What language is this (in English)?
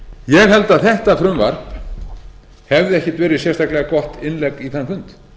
Icelandic